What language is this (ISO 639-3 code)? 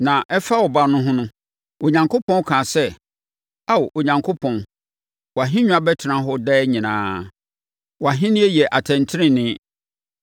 aka